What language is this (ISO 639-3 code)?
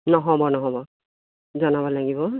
asm